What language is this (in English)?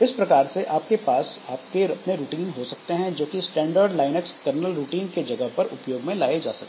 Hindi